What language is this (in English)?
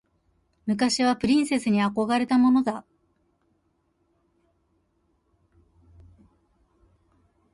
Japanese